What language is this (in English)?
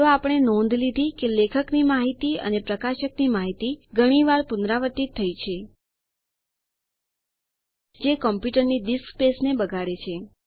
Gujarati